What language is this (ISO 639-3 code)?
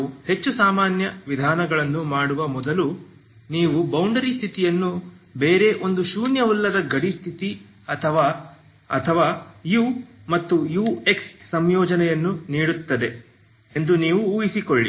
kan